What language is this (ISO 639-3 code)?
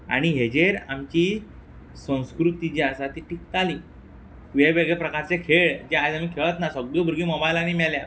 kok